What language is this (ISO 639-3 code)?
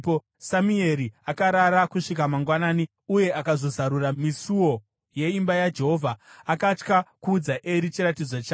sna